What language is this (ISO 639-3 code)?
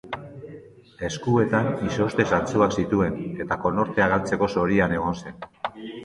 eus